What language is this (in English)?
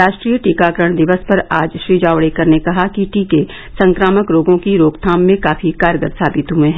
Hindi